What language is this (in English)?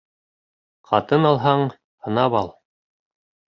Bashkir